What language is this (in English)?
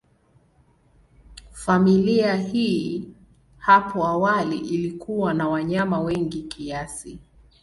Swahili